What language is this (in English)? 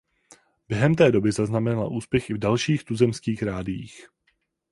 Czech